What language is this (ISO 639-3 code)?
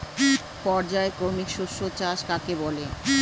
ben